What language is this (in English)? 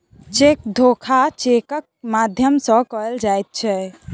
Maithili